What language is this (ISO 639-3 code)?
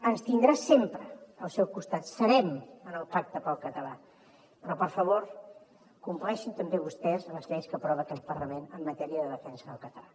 cat